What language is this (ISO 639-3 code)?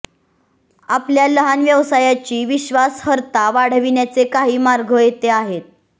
mar